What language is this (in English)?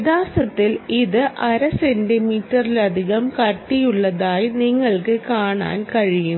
Malayalam